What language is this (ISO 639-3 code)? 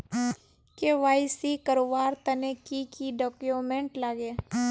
mag